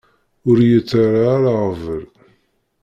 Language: Kabyle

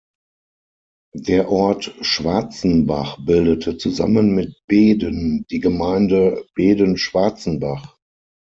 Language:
German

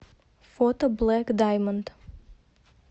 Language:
Russian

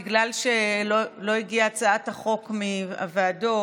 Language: Hebrew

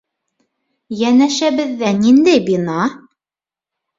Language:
Bashkir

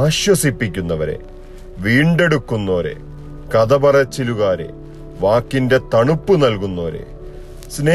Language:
Malayalam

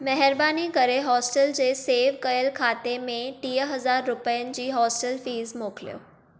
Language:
Sindhi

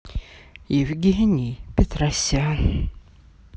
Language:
Russian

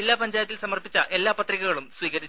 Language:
Malayalam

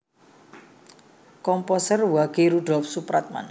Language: Javanese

